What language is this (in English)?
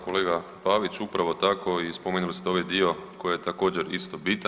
Croatian